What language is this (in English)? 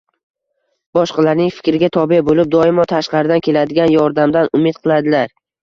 Uzbek